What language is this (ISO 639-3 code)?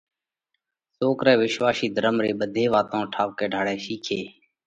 kvx